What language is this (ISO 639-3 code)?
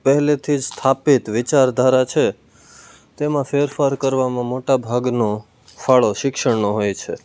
guj